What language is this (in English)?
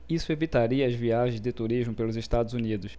Portuguese